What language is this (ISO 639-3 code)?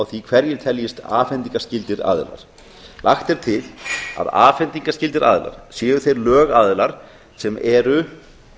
isl